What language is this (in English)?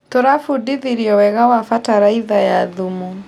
Kikuyu